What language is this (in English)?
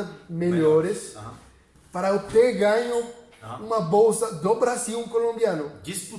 Portuguese